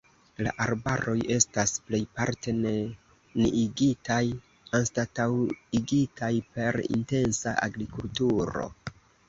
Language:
Esperanto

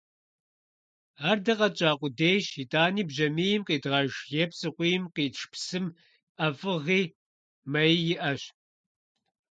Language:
Kabardian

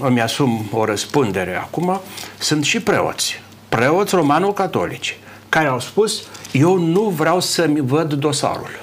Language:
Romanian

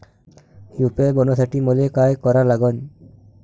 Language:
Marathi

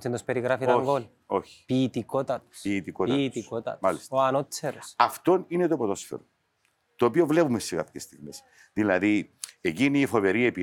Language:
Greek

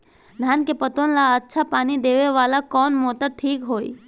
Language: Bhojpuri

